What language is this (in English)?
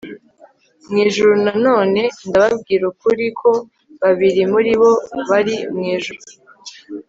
Kinyarwanda